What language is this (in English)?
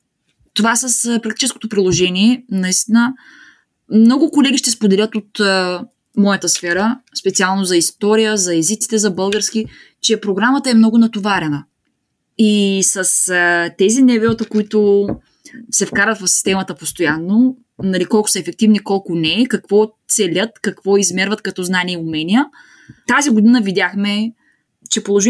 Bulgarian